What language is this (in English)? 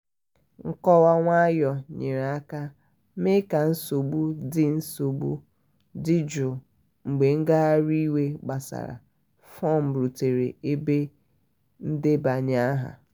Igbo